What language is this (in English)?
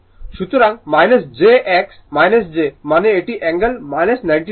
Bangla